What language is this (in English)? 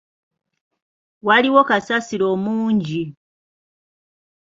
Ganda